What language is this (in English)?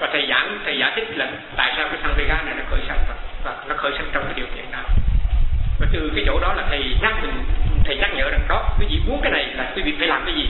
Vietnamese